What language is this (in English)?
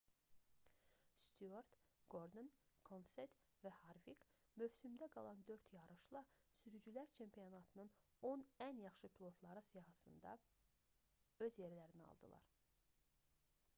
Azerbaijani